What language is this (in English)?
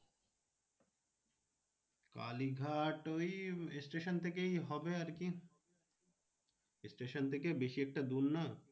Bangla